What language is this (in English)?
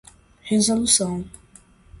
Portuguese